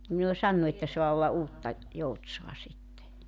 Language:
Finnish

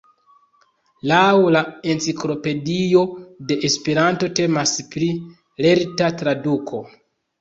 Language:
Esperanto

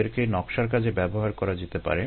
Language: Bangla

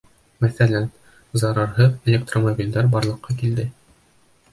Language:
Bashkir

